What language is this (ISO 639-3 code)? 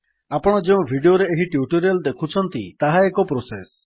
ori